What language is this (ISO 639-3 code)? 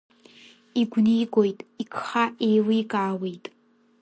abk